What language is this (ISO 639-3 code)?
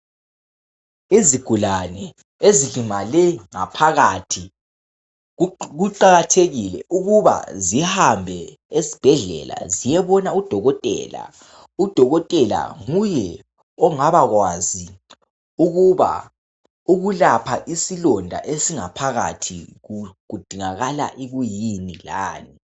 nde